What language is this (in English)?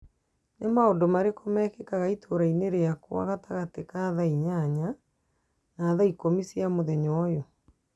Kikuyu